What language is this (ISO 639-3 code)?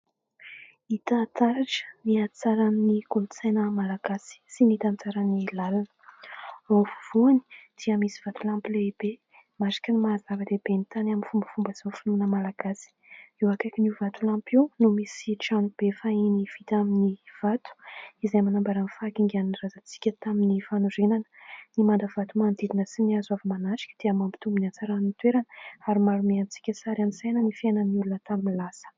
mlg